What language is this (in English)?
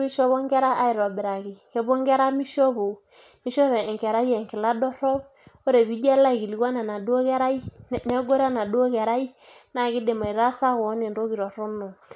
Masai